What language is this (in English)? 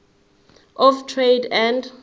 Zulu